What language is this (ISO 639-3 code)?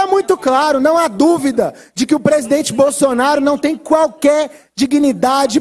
por